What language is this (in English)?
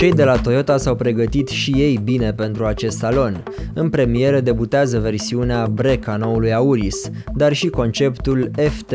Romanian